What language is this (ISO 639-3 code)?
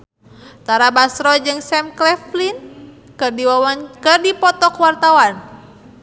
sun